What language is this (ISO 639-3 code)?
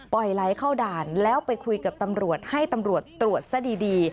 tha